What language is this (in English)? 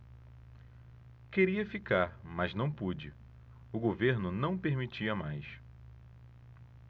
Portuguese